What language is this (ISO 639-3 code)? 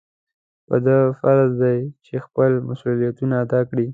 pus